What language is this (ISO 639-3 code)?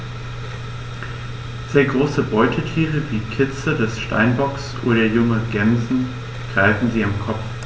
deu